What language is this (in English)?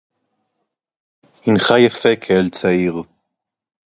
Hebrew